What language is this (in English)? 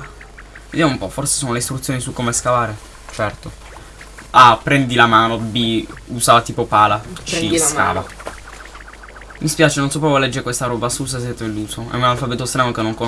Italian